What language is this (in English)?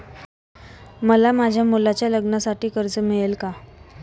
Marathi